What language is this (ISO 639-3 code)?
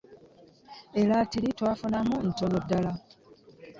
lug